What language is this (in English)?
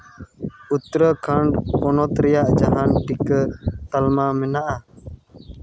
Santali